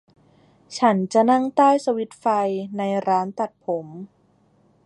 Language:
Thai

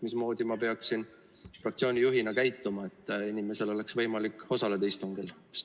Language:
Estonian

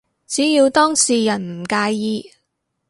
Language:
Cantonese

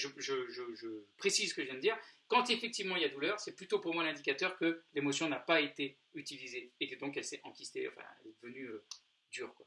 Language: French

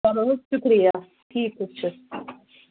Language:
Kashmiri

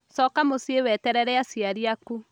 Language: Kikuyu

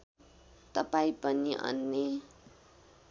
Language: Nepali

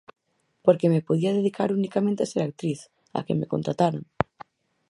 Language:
Galician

